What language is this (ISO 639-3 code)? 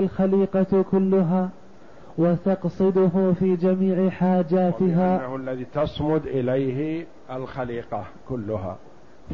ara